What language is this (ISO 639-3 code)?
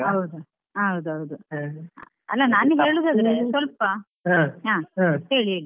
kan